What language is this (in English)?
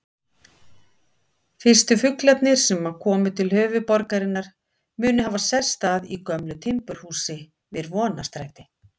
Icelandic